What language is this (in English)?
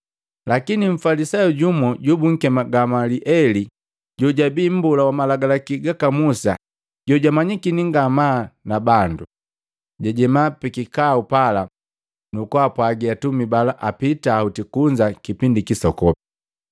Matengo